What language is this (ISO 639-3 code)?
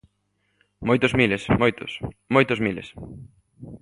glg